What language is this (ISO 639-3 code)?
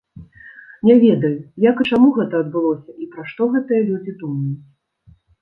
bel